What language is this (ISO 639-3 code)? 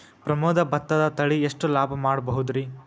kan